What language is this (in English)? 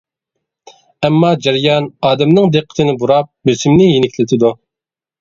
Uyghur